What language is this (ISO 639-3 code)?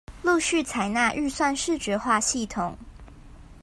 zho